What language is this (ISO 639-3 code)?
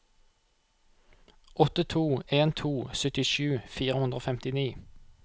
nor